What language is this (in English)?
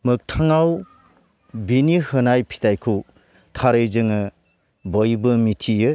Bodo